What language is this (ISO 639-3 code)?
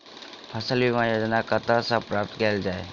mai